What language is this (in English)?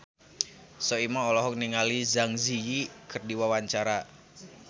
Sundanese